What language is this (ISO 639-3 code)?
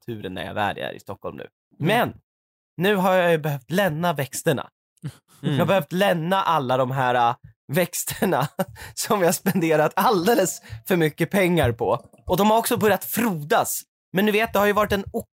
swe